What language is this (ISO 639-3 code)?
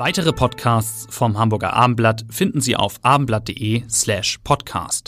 deu